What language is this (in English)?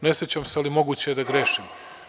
Serbian